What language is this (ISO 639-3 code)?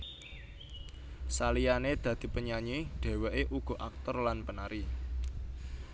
jav